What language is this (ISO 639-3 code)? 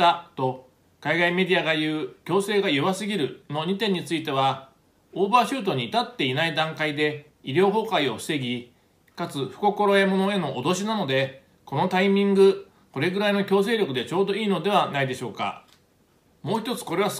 jpn